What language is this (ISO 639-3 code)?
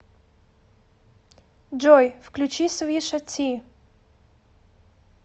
rus